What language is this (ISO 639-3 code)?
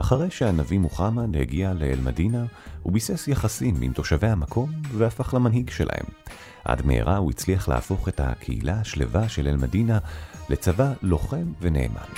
heb